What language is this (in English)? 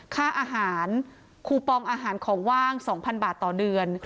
Thai